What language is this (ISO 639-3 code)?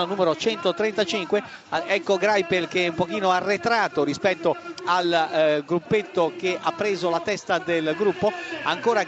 ita